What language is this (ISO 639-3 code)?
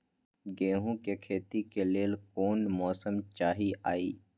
mag